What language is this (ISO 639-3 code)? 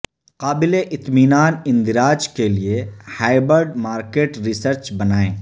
urd